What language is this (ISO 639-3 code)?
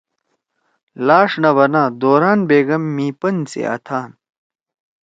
trw